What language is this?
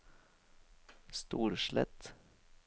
Norwegian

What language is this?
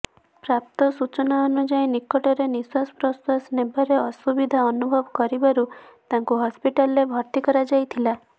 Odia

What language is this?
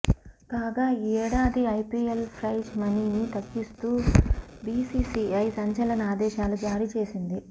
Telugu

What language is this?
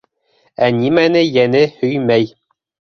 Bashkir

